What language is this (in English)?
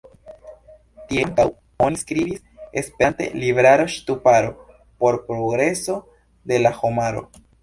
Esperanto